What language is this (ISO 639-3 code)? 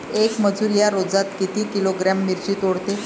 mar